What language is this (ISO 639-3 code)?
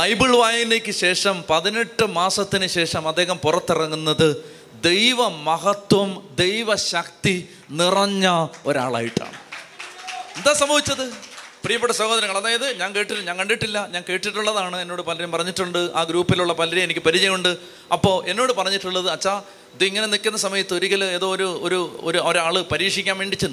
mal